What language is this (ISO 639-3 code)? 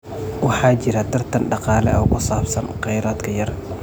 som